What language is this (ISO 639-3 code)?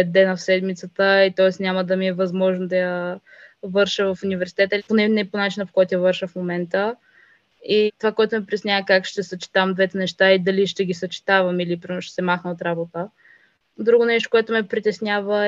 bul